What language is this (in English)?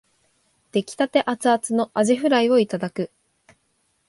Japanese